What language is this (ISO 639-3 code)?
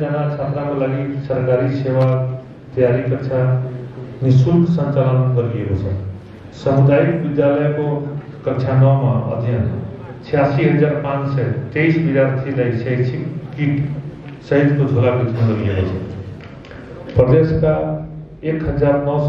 hin